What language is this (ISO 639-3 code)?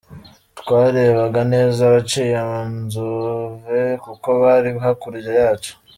kin